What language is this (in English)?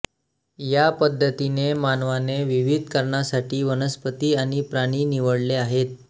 Marathi